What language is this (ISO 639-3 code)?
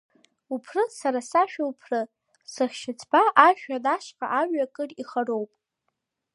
abk